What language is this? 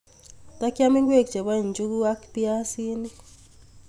Kalenjin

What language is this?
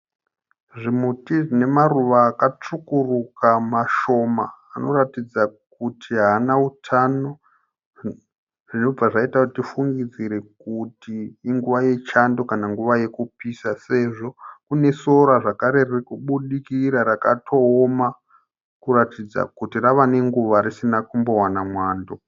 Shona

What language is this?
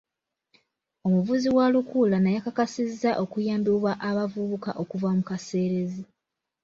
Ganda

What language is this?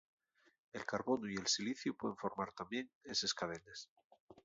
Asturian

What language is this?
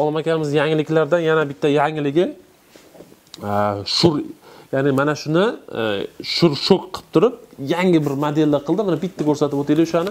Turkish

